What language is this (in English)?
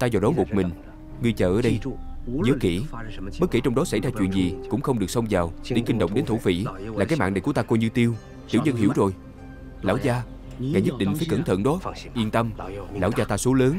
Vietnamese